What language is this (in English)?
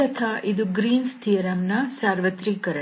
Kannada